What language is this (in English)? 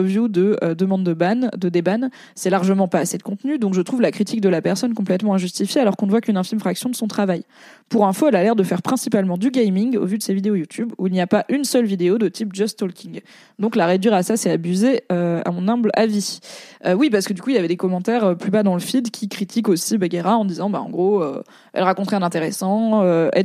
French